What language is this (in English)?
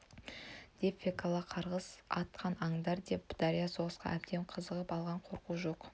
Kazakh